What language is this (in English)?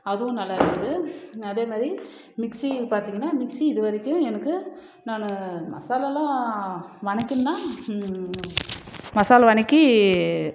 Tamil